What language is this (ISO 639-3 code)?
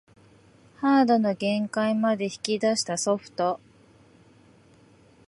jpn